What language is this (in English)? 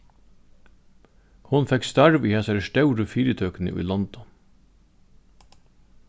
Faroese